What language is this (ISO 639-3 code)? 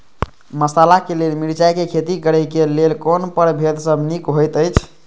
mai